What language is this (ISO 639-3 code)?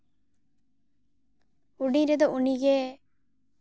sat